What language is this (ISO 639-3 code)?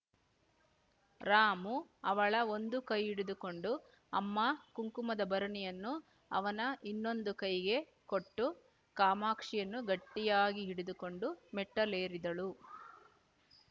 kan